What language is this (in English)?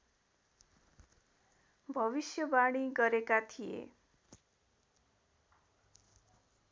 Nepali